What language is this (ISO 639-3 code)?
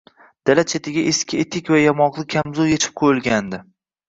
uzb